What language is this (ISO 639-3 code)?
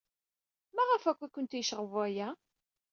kab